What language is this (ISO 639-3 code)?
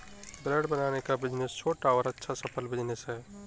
hin